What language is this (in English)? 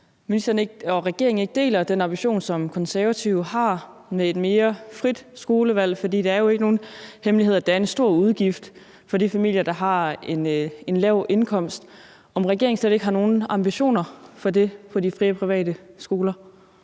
Danish